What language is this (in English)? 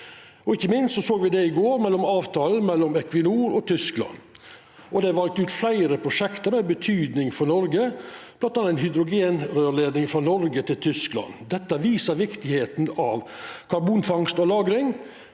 Norwegian